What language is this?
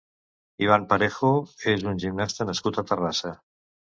Catalan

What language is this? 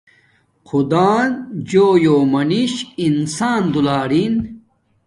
Domaaki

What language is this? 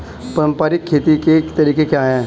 Hindi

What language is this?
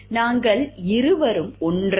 Tamil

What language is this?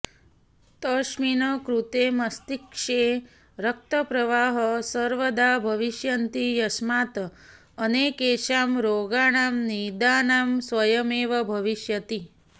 Sanskrit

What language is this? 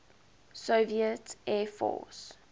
English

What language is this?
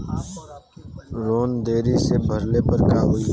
Bhojpuri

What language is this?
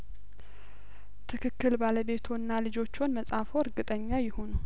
Amharic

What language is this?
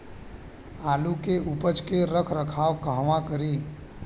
Bhojpuri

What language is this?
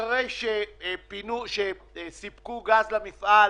Hebrew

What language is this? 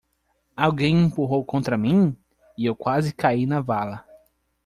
Portuguese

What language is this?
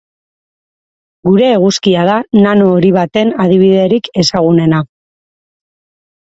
Basque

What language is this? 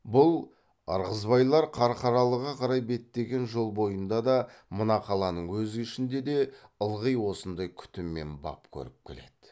Kazakh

